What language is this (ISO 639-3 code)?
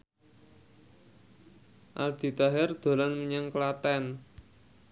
jav